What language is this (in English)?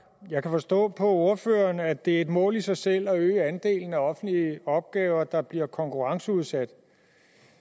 Danish